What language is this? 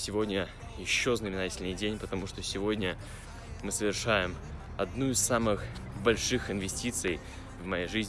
Russian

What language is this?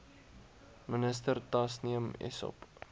Afrikaans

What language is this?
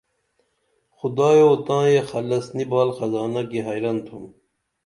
Dameli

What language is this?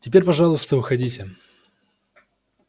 Russian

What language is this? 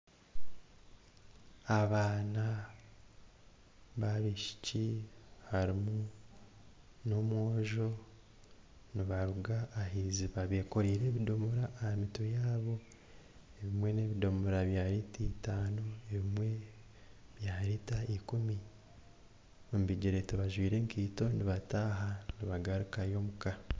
Nyankole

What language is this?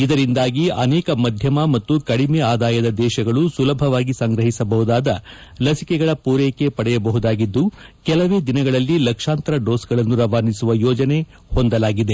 Kannada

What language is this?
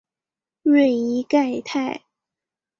Chinese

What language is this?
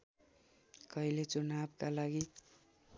Nepali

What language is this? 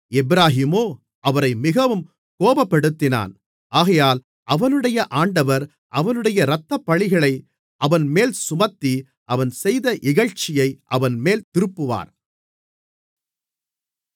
Tamil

